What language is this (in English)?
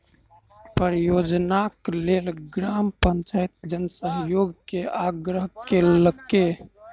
Maithili